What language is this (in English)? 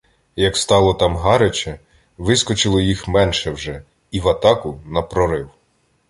Ukrainian